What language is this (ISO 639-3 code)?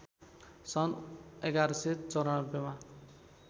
nep